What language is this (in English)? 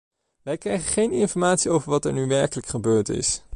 Dutch